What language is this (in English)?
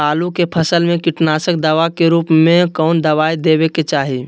Magahi